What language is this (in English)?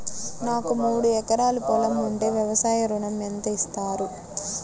Telugu